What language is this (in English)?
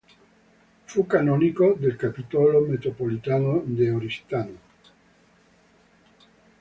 Italian